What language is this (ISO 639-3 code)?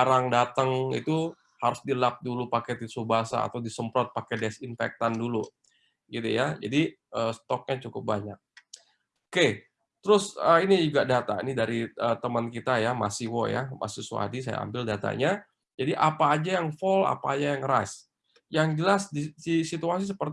ind